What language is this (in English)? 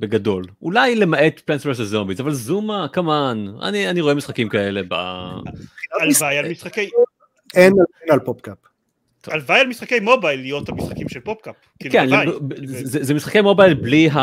Hebrew